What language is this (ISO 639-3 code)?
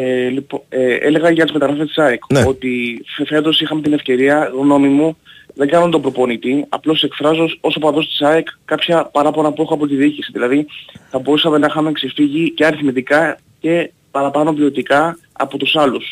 ell